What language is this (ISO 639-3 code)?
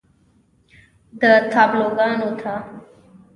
pus